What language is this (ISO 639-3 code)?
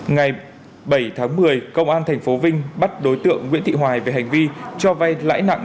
vie